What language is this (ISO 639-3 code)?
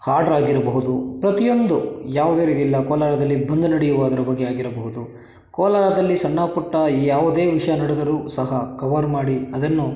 kan